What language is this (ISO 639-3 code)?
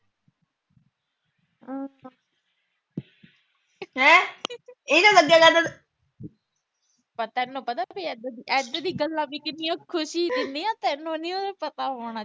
pan